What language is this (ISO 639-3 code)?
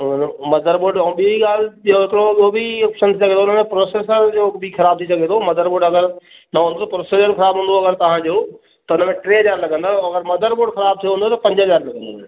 snd